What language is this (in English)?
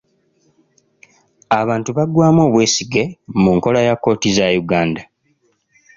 Ganda